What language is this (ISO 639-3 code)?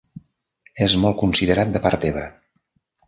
cat